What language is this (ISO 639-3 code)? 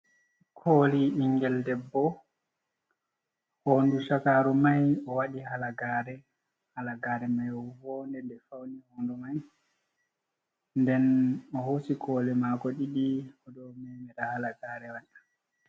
ful